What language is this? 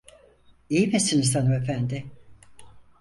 Turkish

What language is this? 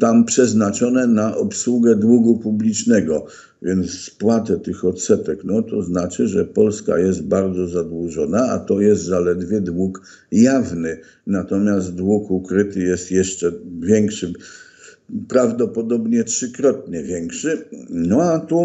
Polish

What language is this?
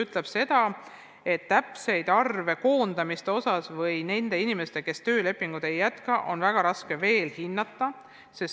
Estonian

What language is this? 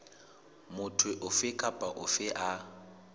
Southern Sotho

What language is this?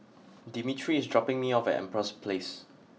English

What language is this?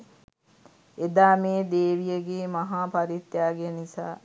Sinhala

